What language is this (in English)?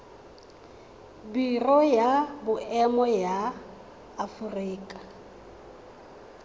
Tswana